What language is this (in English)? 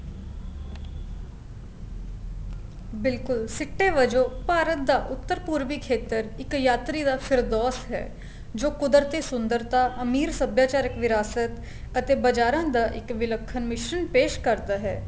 Punjabi